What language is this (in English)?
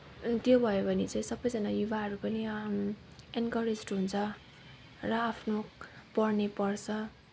Nepali